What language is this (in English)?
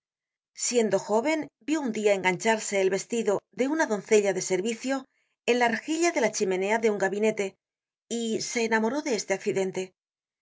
Spanish